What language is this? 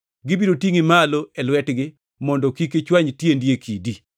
Luo (Kenya and Tanzania)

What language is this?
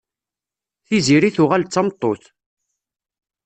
Kabyle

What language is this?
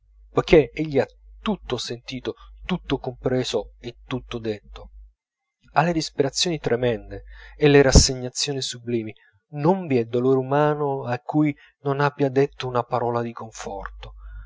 Italian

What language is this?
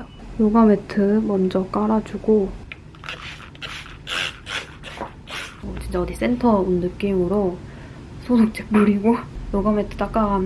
Korean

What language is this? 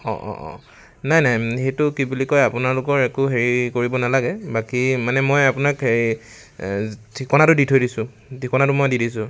Assamese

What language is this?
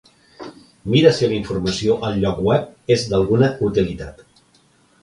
Catalan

